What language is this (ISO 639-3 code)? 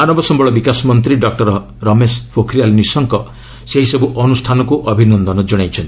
ori